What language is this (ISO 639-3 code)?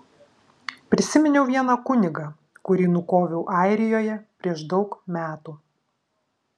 lit